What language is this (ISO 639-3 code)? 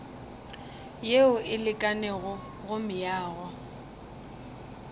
nso